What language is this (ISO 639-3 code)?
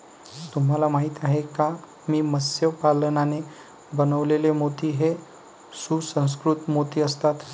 mar